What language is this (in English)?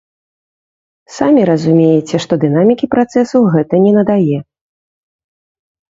Belarusian